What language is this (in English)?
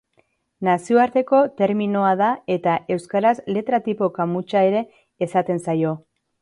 Basque